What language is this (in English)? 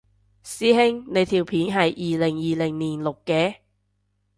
Cantonese